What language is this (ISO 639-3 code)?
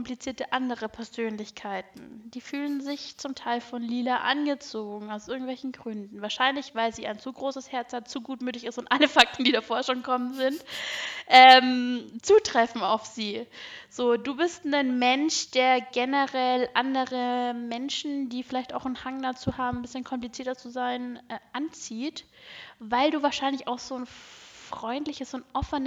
deu